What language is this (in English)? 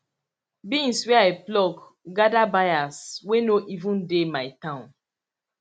Nigerian Pidgin